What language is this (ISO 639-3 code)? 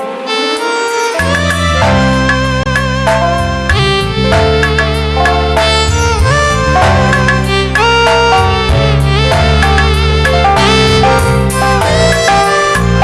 ind